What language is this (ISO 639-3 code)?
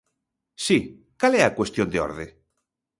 glg